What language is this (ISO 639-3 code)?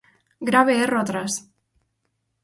glg